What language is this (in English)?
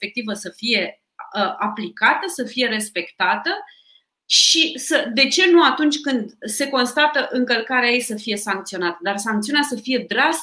Romanian